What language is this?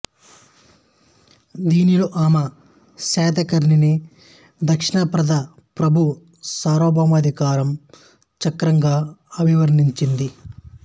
Telugu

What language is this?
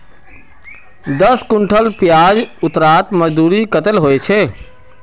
Magahi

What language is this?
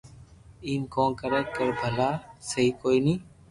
Loarki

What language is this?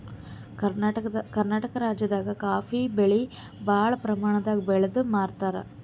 Kannada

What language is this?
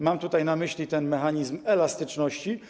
Polish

